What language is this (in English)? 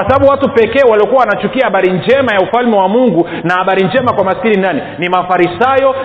Swahili